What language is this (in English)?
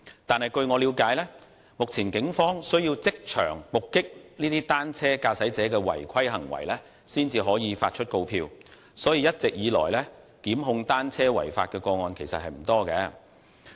Cantonese